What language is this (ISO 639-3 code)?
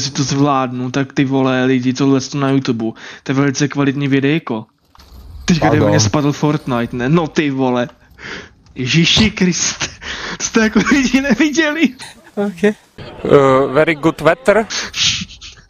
ces